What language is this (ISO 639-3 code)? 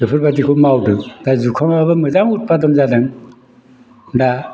brx